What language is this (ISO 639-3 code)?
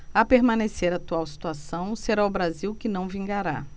por